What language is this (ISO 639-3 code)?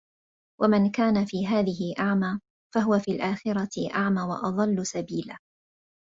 ara